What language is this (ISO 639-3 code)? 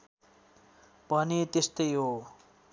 nep